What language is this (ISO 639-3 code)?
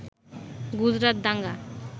ben